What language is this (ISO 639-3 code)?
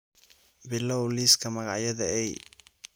som